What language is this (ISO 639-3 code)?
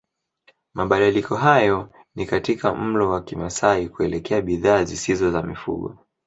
swa